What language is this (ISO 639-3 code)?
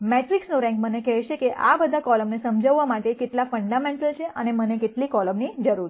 guj